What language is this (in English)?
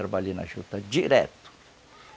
Portuguese